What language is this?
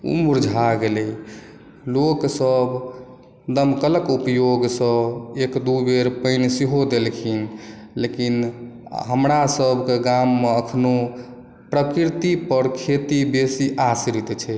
Maithili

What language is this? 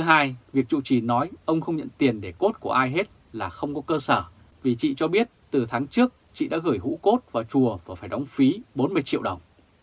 Vietnamese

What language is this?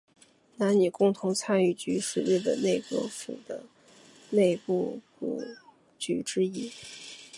Chinese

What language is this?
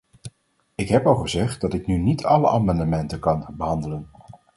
Dutch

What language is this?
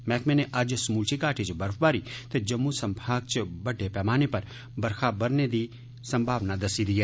Dogri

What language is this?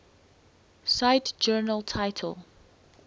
English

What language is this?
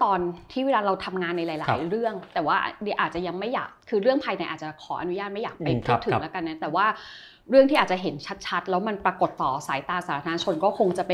Thai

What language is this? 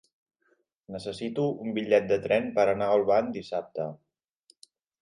Catalan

